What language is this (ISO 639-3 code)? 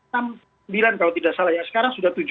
ind